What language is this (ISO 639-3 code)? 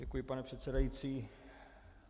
ces